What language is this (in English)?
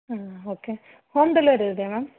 Kannada